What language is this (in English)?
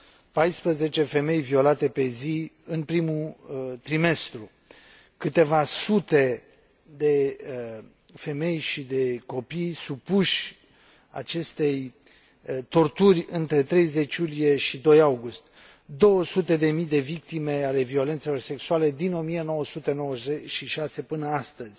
Romanian